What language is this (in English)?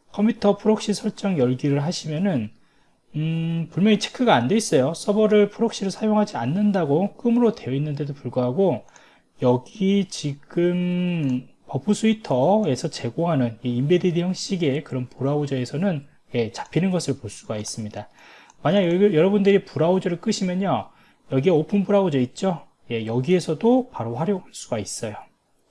Korean